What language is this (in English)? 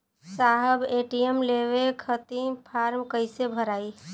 Bhojpuri